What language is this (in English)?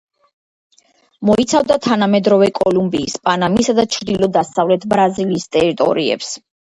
Georgian